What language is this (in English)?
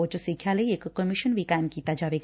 Punjabi